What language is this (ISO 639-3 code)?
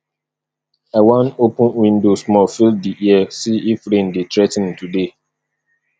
pcm